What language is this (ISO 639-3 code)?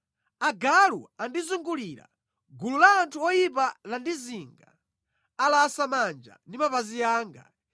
nya